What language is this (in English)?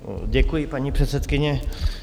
Czech